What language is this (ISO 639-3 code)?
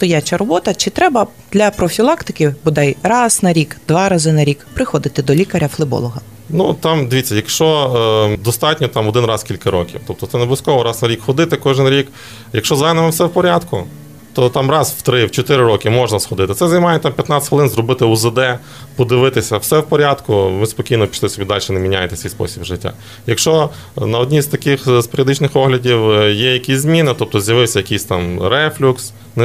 ukr